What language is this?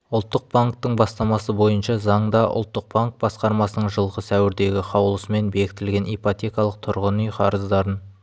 Kazakh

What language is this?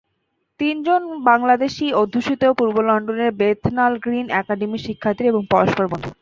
Bangla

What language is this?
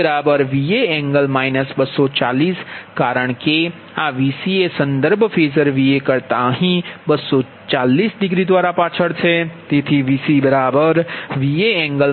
Gujarati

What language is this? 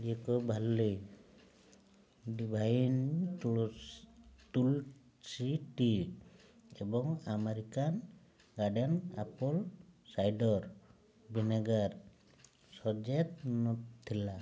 Odia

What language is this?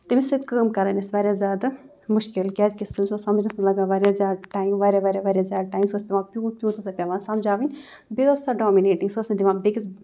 Kashmiri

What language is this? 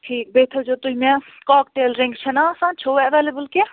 Kashmiri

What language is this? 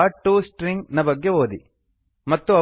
Kannada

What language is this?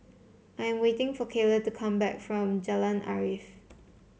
English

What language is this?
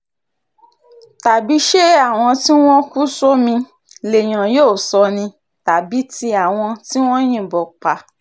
Yoruba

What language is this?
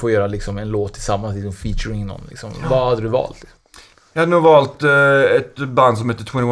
Swedish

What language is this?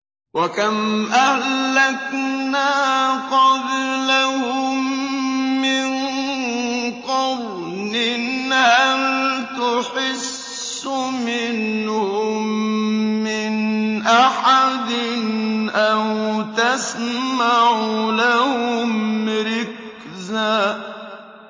Arabic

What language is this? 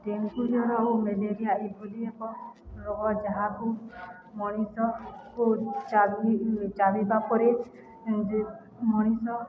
Odia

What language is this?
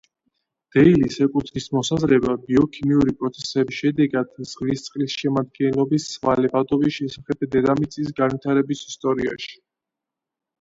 Georgian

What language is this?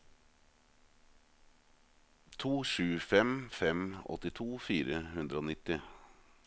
Norwegian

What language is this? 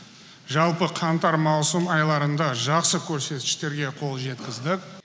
Kazakh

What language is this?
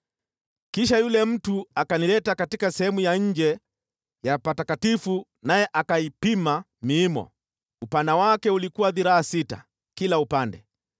Swahili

